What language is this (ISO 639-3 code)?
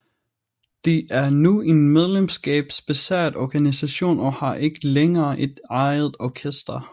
dan